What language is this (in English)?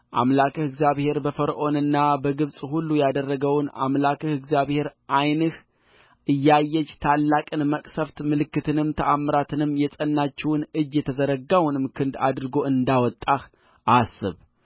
Amharic